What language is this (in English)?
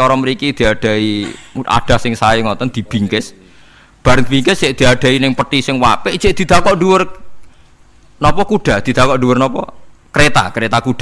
Indonesian